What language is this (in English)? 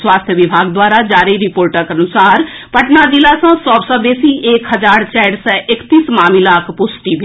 Maithili